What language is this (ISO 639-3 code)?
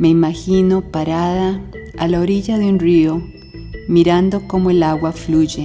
spa